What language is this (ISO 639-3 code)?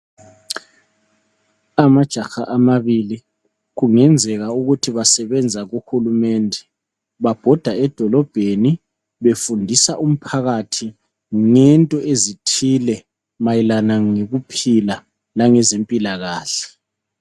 nde